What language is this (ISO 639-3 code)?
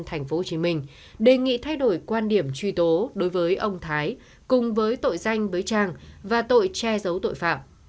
vie